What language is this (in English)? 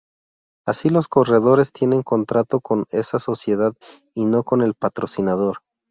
Spanish